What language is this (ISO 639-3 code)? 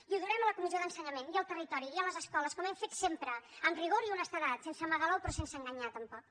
cat